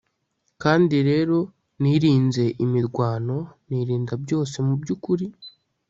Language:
Kinyarwanda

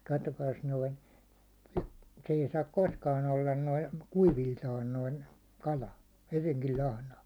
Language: Finnish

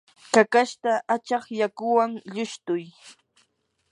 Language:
Yanahuanca Pasco Quechua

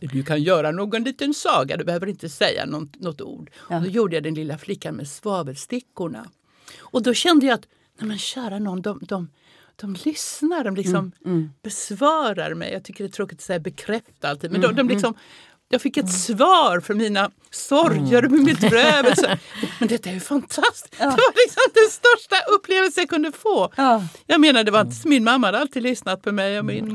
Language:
Swedish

